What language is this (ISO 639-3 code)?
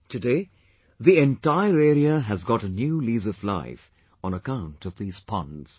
eng